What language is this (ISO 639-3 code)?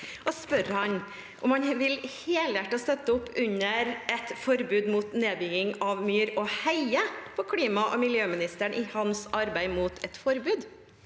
nor